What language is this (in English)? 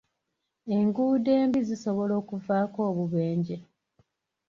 Ganda